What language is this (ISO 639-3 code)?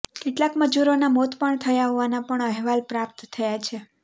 guj